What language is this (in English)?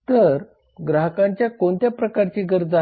Marathi